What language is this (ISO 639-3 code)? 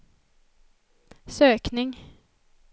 swe